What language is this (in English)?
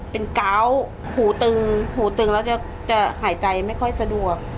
Thai